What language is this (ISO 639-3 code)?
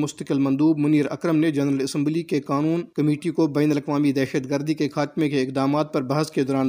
urd